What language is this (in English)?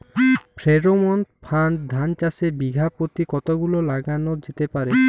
Bangla